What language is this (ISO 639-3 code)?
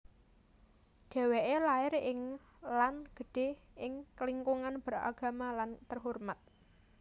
jav